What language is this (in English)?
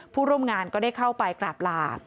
Thai